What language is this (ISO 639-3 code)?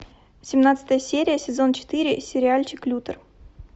rus